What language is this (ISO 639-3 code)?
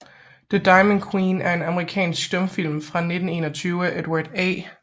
dan